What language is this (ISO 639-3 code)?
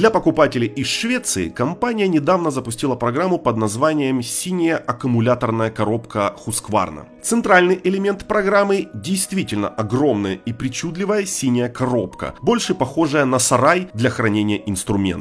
rus